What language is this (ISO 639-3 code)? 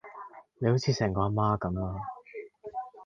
yue